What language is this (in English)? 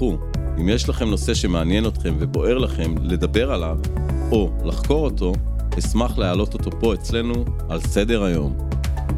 Hebrew